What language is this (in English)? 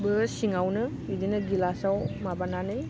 Bodo